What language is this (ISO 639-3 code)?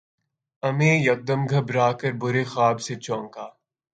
urd